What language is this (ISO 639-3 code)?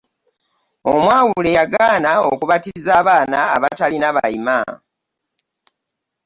lug